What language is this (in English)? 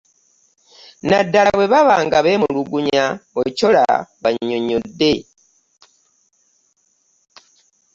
Ganda